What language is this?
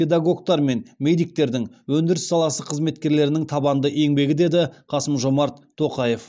Kazakh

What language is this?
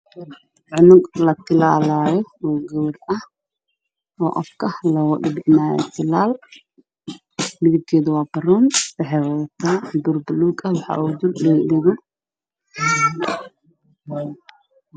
Somali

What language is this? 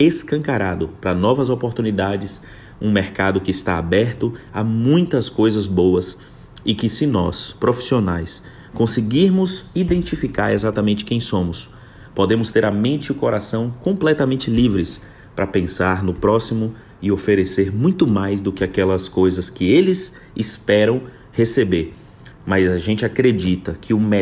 Portuguese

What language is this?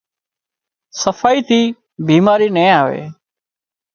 Wadiyara Koli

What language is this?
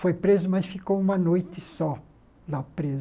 Portuguese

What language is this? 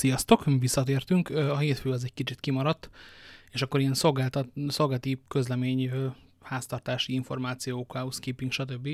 Hungarian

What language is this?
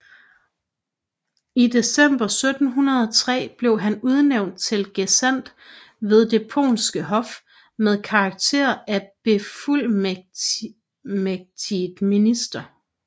Danish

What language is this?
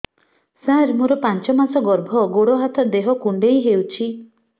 Odia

